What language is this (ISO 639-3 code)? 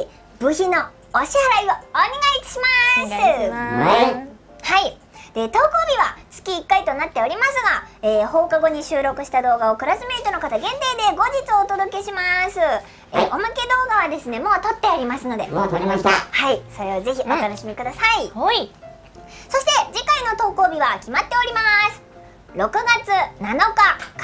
jpn